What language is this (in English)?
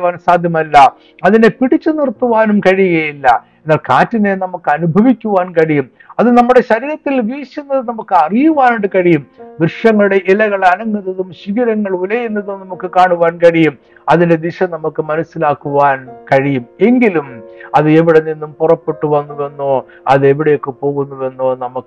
Malayalam